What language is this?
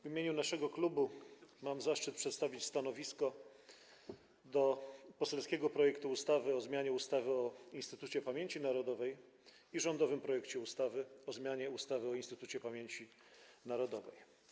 Polish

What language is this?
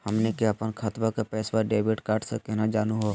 Magahi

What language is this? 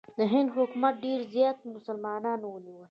Pashto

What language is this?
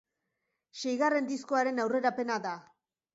Basque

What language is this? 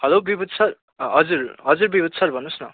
Nepali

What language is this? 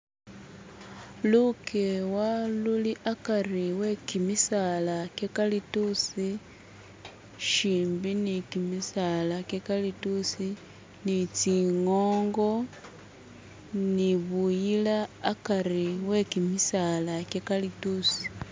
Masaaba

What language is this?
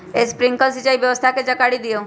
Magahi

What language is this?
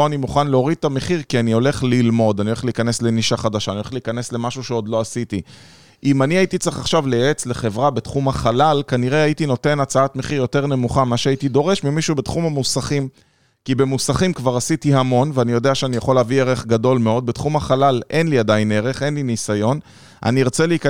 Hebrew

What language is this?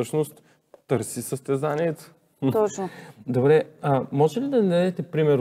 Bulgarian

